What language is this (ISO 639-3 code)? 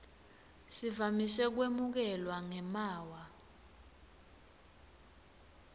ssw